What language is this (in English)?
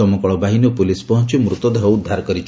Odia